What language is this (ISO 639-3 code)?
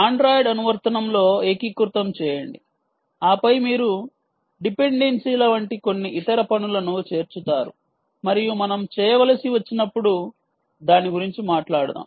tel